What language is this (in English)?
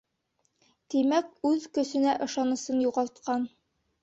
Bashkir